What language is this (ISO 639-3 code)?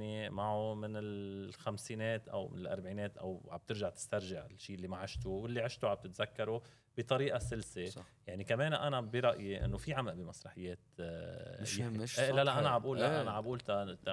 ara